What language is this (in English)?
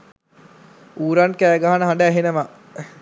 Sinhala